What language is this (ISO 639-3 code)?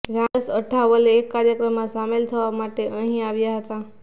guj